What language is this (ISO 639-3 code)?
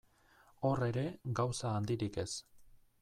eus